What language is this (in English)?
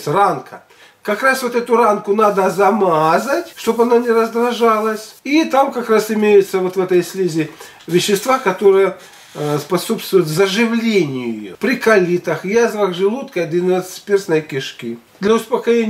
Russian